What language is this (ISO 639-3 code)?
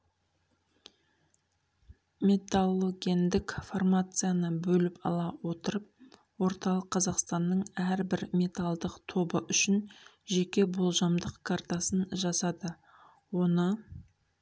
kaz